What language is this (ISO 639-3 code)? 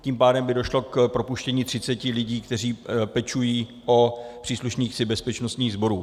ces